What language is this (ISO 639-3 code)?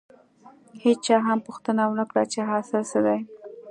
pus